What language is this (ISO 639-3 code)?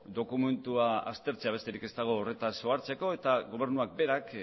eus